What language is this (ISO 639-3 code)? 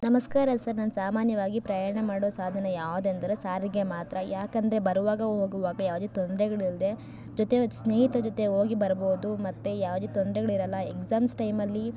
kan